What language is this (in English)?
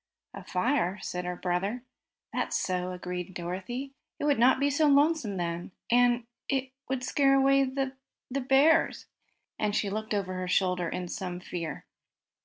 English